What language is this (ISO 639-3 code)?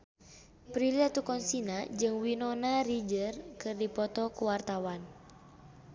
sun